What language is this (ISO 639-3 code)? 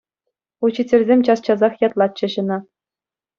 chv